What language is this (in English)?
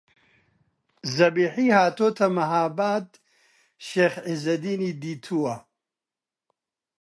Central Kurdish